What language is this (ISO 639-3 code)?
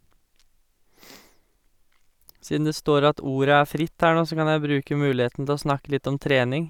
nor